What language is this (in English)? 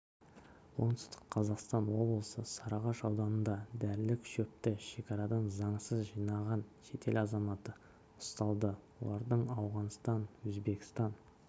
Kazakh